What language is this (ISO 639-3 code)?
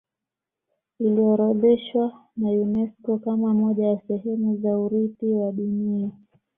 swa